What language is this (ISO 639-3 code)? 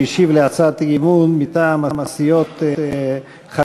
heb